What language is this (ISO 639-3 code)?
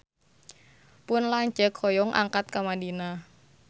sun